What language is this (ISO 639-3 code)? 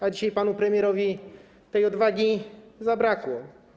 pol